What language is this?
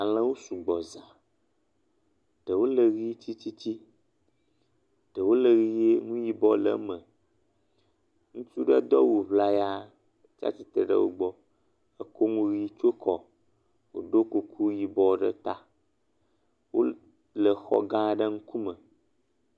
Ewe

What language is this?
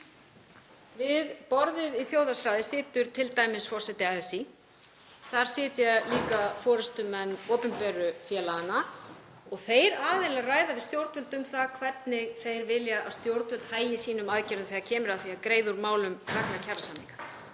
Icelandic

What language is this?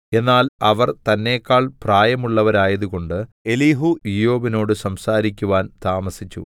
Malayalam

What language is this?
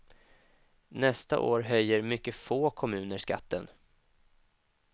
Swedish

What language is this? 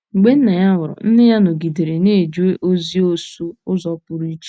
Igbo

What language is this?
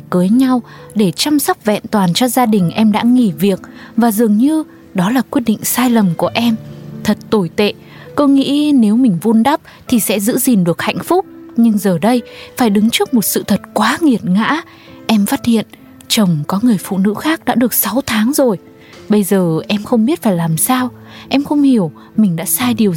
Vietnamese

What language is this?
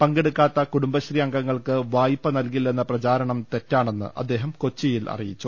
Malayalam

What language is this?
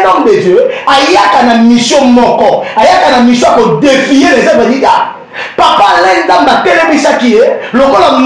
French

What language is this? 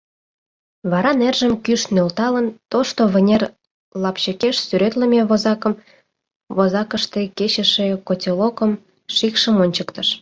Mari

